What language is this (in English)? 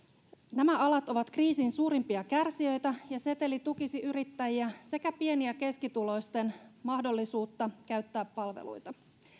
Finnish